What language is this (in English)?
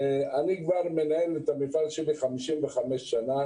Hebrew